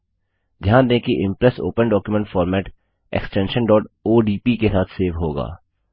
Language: Hindi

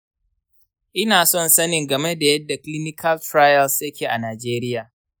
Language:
Hausa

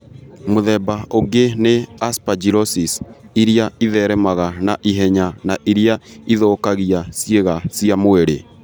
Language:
Kikuyu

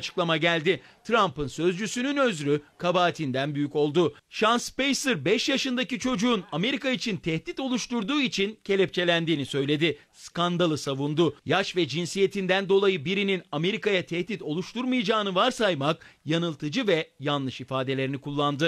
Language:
Turkish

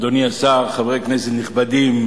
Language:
Hebrew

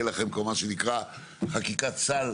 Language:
Hebrew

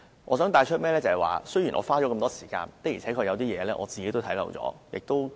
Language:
Cantonese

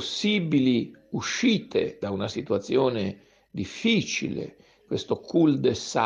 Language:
Italian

